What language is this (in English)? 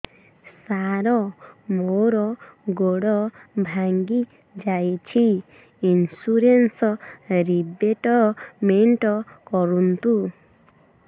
Odia